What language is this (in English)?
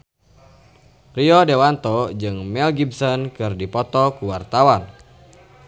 Sundanese